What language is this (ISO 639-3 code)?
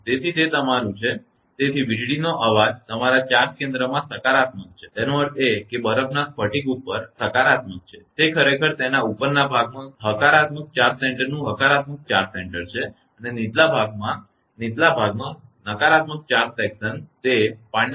guj